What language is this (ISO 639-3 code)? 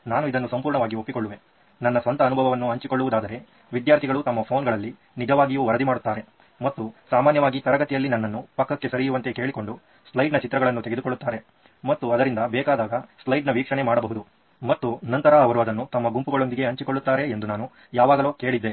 kan